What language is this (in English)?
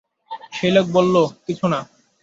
Bangla